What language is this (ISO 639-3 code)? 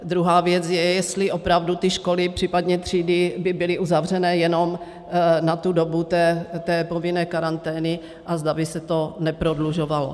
ces